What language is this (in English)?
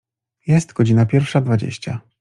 Polish